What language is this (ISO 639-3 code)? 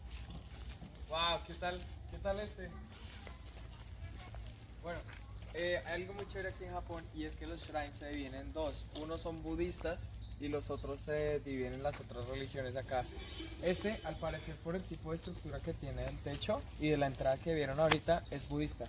spa